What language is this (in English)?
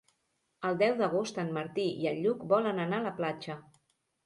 Catalan